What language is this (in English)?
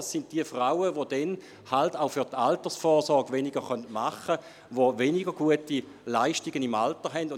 Swiss German